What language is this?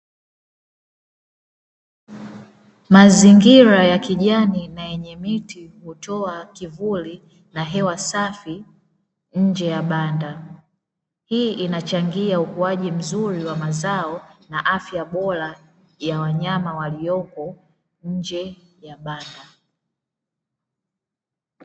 Swahili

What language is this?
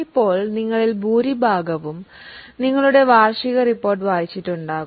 Malayalam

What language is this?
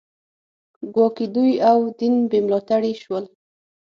Pashto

